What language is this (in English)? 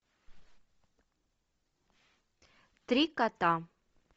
Russian